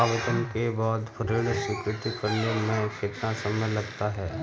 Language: Hindi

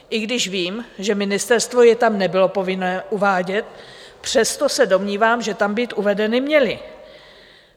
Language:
Czech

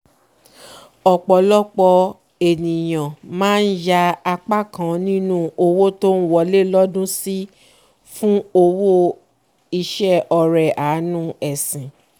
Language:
Yoruba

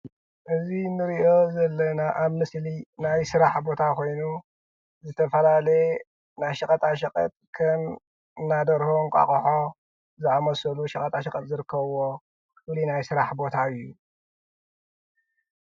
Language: Tigrinya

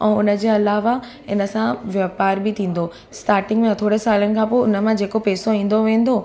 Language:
Sindhi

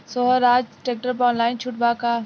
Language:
Bhojpuri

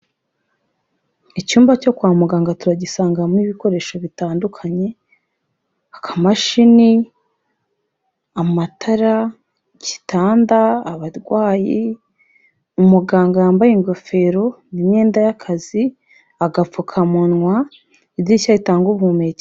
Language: Kinyarwanda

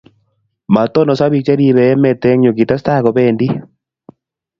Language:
Kalenjin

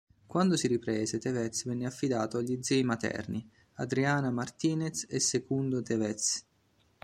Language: Italian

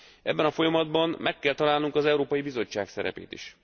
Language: Hungarian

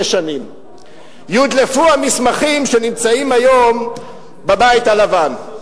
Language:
Hebrew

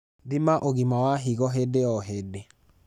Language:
Kikuyu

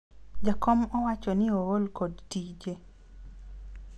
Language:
Luo (Kenya and Tanzania)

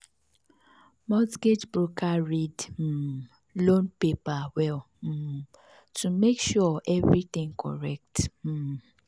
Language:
Nigerian Pidgin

